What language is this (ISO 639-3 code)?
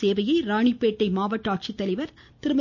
tam